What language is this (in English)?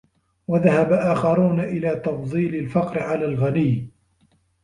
Arabic